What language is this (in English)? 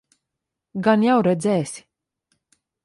Latvian